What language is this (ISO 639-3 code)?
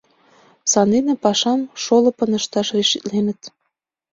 chm